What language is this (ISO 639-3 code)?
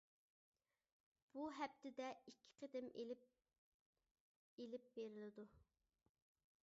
uig